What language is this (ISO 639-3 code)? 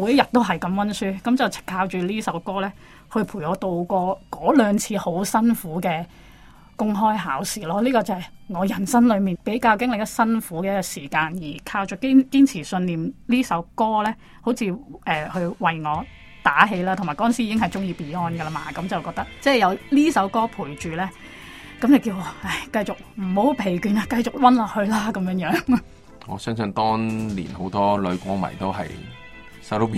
zho